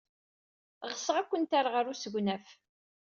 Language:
Kabyle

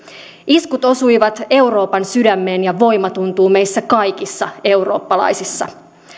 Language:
Finnish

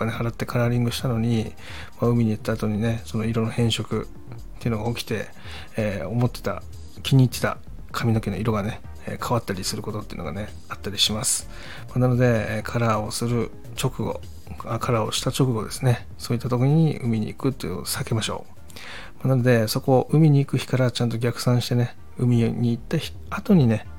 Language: Japanese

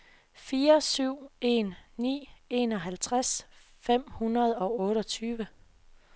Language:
Danish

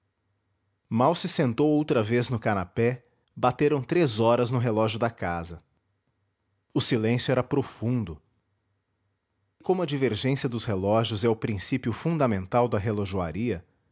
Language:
Portuguese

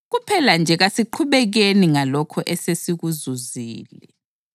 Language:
North Ndebele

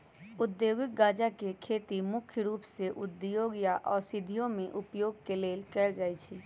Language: Magahi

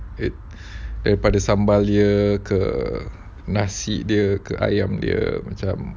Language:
English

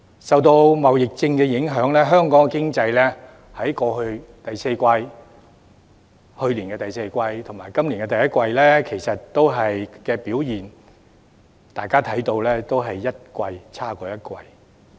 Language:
Cantonese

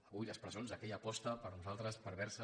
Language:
Catalan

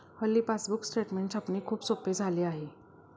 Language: Marathi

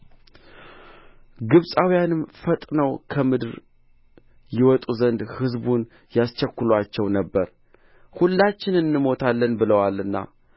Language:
Amharic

